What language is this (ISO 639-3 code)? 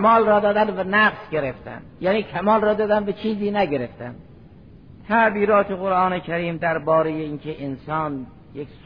fas